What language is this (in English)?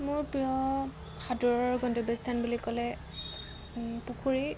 Assamese